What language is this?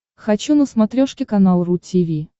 Russian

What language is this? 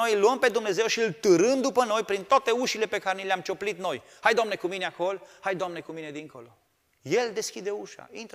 Romanian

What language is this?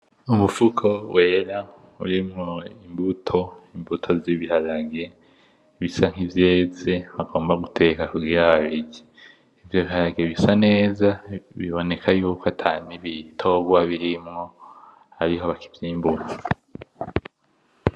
Rundi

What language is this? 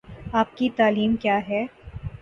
Urdu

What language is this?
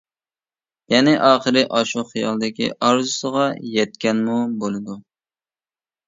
Uyghur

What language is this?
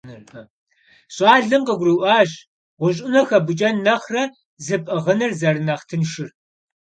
Kabardian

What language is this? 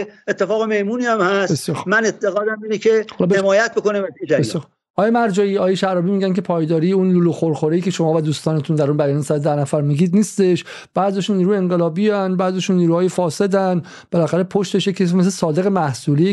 Persian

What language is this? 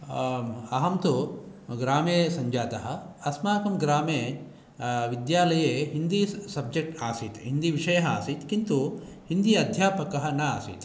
Sanskrit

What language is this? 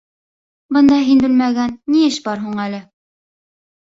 Bashkir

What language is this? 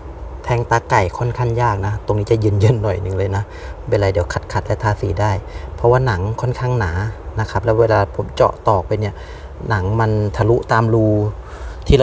Thai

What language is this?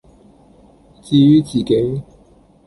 Cantonese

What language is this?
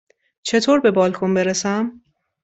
Persian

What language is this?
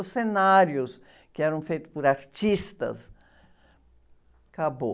Portuguese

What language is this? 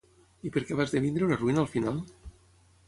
Catalan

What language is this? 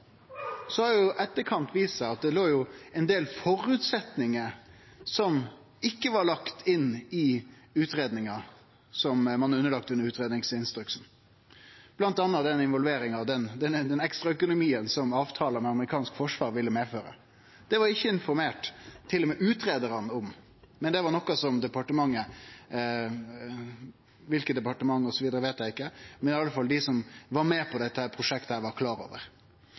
Norwegian Nynorsk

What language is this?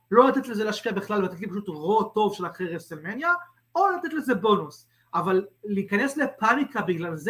Hebrew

